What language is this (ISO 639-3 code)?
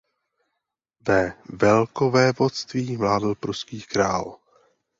ces